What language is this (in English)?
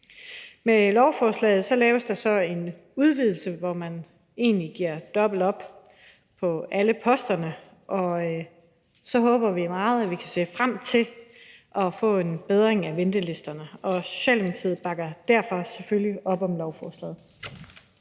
Danish